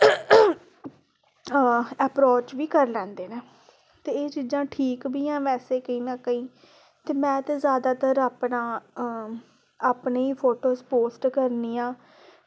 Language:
Dogri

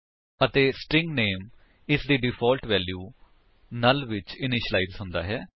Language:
Punjabi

